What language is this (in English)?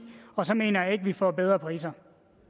Danish